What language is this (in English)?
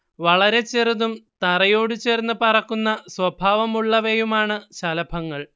Malayalam